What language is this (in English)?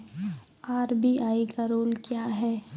Maithili